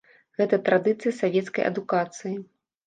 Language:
Belarusian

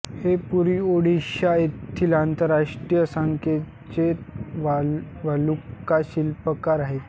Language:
Marathi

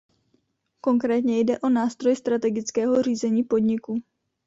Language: Czech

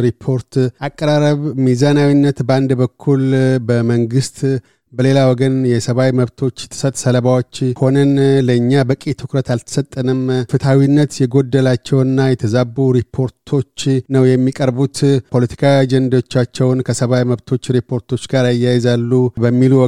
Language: Amharic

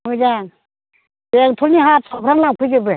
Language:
Bodo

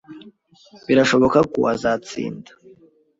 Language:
Kinyarwanda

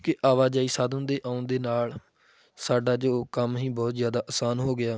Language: Punjabi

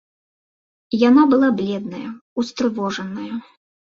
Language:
Belarusian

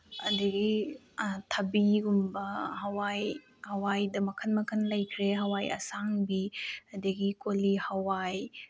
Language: Manipuri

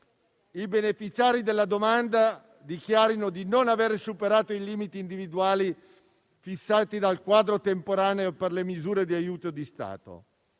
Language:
Italian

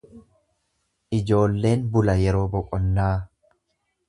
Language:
Oromo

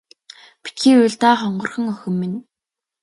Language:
Mongolian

